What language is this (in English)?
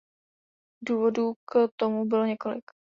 Czech